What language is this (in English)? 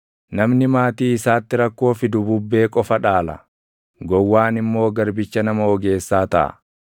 Oromo